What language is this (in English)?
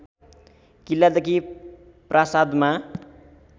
Nepali